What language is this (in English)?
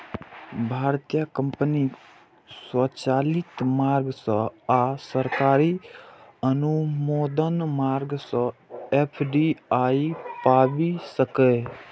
Maithili